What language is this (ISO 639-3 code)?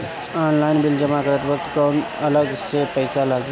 bho